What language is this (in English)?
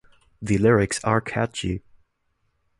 English